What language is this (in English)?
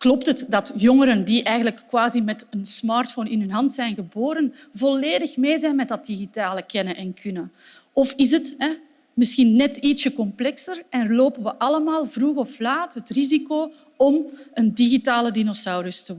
Dutch